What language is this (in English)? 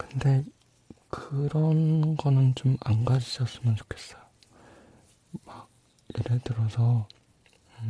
Korean